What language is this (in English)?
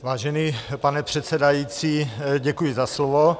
Czech